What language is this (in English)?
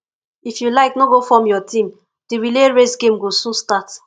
Nigerian Pidgin